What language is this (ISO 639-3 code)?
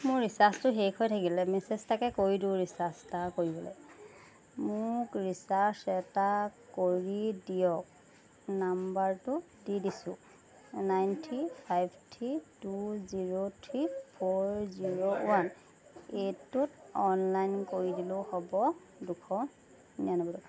asm